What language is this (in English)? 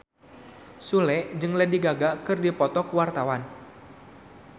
Sundanese